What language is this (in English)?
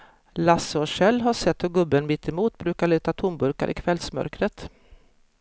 Swedish